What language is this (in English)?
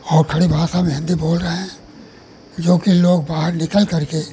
Hindi